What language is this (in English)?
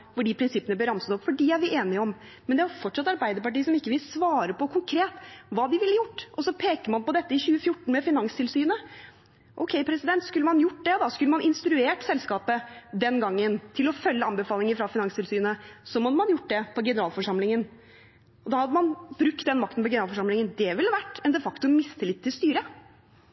Norwegian Bokmål